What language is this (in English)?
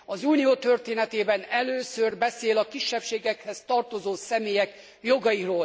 Hungarian